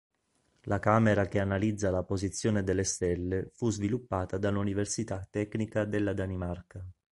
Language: Italian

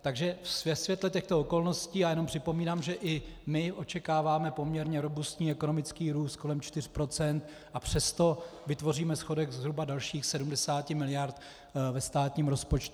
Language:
Czech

